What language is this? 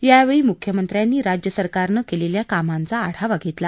Marathi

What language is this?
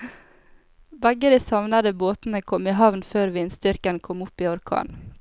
Norwegian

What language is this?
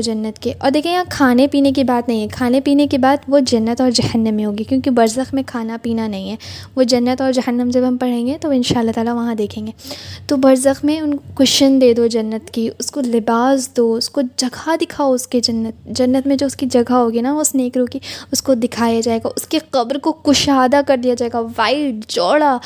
Urdu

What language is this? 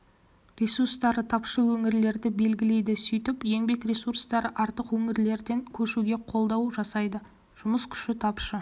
Kazakh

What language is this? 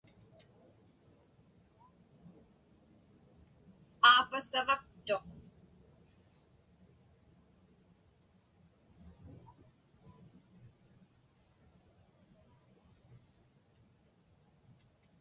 Inupiaq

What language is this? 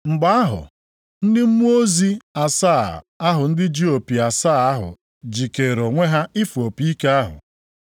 Igbo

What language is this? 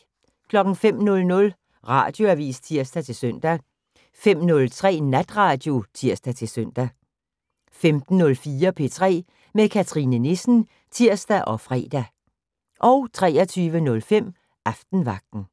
Danish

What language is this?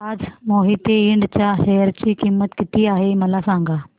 Marathi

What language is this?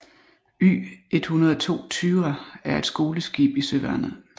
Danish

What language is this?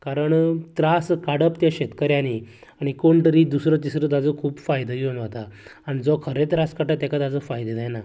Konkani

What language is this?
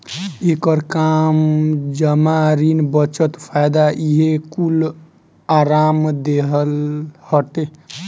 Bhojpuri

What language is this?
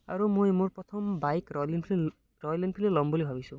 Assamese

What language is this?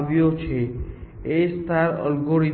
Gujarati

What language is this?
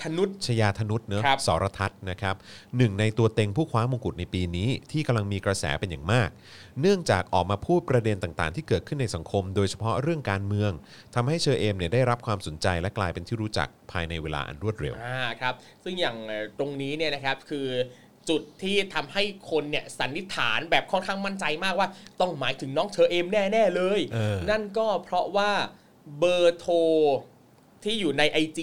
Thai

